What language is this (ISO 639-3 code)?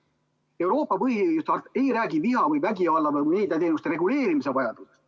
est